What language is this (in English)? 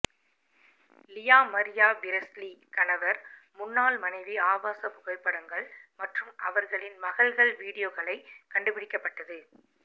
Tamil